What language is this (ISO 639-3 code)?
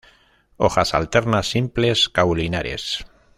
spa